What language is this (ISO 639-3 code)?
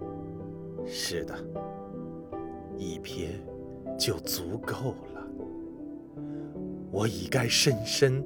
zho